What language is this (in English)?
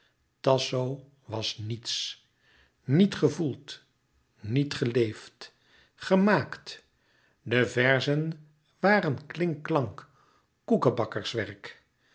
Dutch